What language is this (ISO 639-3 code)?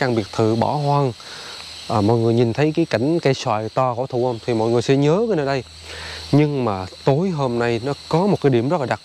vie